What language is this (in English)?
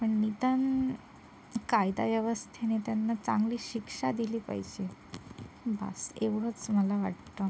Marathi